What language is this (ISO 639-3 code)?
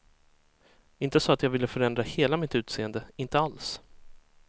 swe